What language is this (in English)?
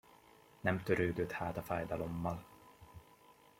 Hungarian